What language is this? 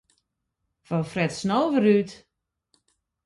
Western Frisian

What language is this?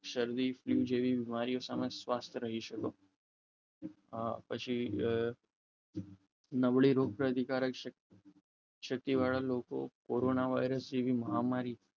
Gujarati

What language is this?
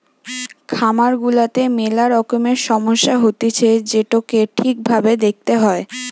Bangla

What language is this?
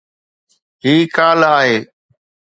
Sindhi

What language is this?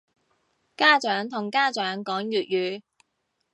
Cantonese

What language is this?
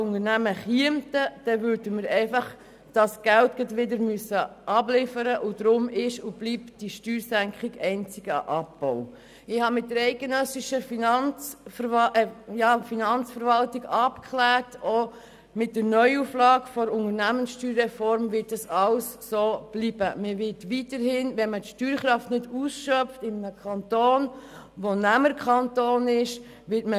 Swiss German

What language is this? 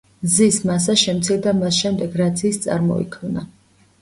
Georgian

